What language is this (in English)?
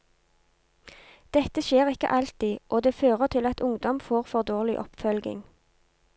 Norwegian